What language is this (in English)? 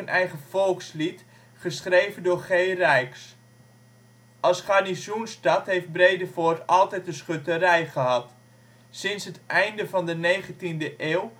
Dutch